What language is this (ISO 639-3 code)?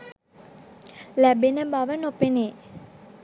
sin